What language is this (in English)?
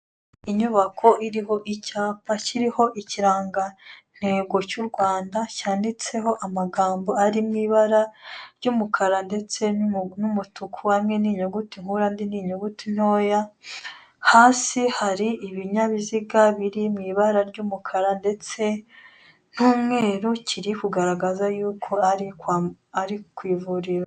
Kinyarwanda